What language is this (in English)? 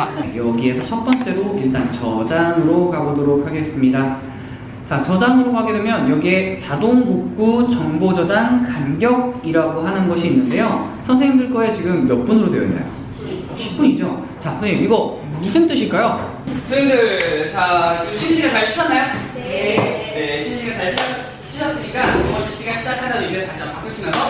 Korean